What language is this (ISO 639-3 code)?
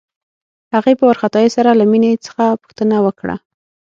pus